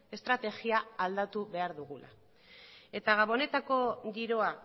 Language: Basque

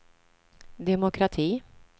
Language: Swedish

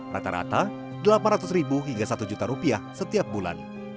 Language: Indonesian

